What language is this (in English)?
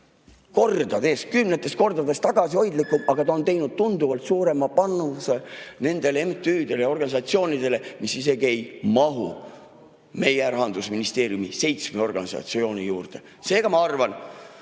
Estonian